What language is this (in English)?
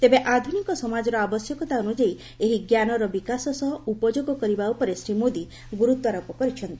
Odia